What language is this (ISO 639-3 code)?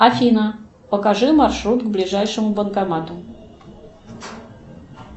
rus